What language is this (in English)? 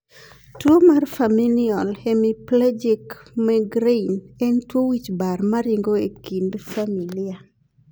Luo (Kenya and Tanzania)